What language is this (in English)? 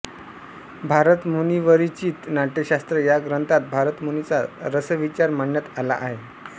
Marathi